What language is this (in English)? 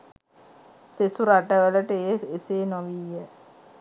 Sinhala